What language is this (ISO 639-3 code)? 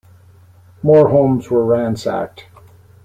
eng